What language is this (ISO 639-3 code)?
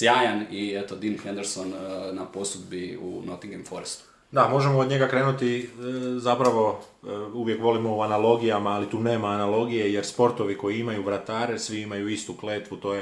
hrv